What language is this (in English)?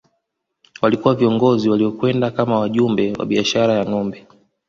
Swahili